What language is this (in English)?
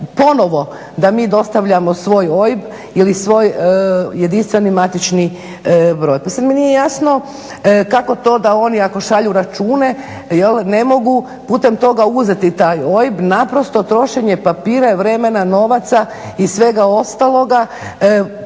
Croatian